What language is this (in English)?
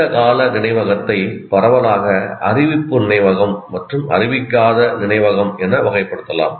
Tamil